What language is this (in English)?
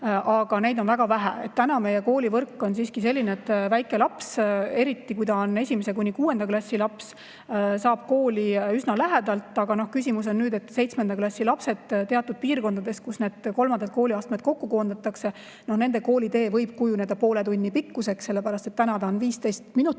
Estonian